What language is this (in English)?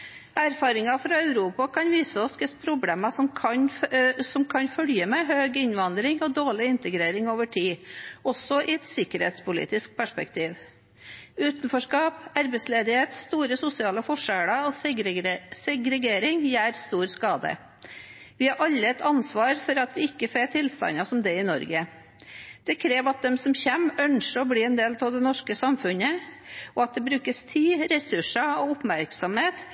Norwegian Bokmål